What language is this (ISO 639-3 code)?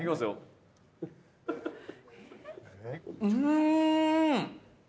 jpn